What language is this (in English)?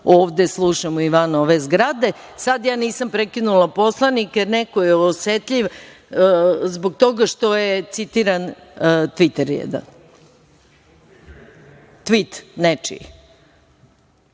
Serbian